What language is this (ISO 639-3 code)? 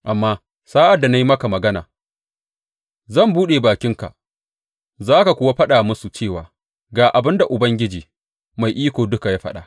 hau